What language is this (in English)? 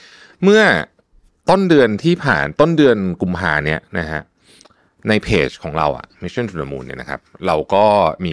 Thai